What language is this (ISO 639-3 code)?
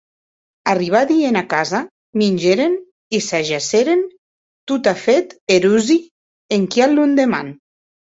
oci